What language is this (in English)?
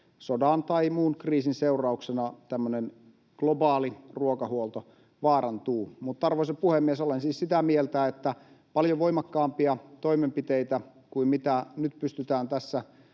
Finnish